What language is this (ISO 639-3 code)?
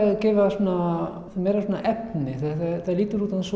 isl